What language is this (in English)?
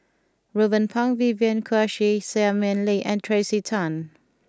English